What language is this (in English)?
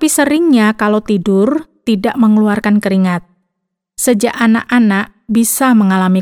Indonesian